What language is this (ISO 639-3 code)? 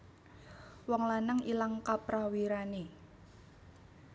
jav